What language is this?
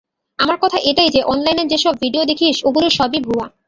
Bangla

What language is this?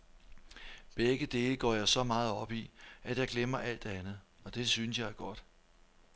Danish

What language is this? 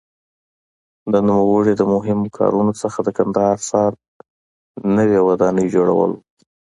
Pashto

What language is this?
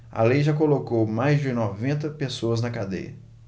Portuguese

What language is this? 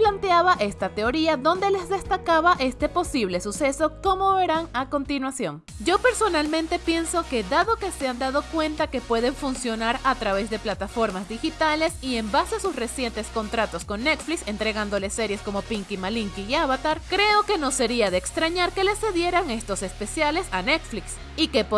Spanish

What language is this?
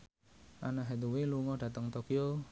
Javanese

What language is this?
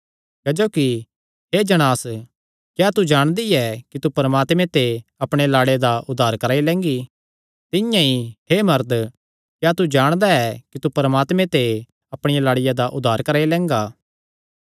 Kangri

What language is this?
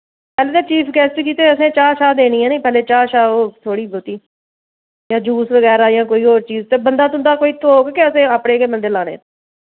Dogri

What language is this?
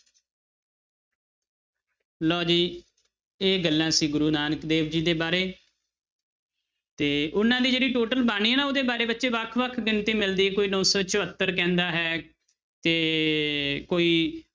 Punjabi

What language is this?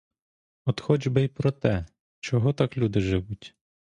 Ukrainian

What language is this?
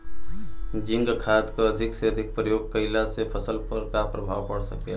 Bhojpuri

